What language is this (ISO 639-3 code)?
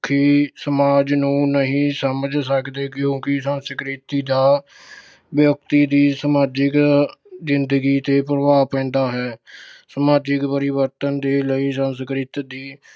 pan